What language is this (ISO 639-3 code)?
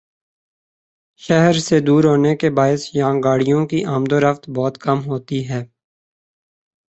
urd